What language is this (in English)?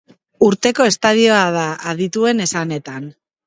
Basque